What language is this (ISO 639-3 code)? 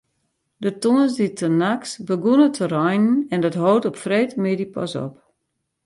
fry